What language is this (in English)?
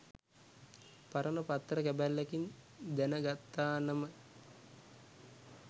Sinhala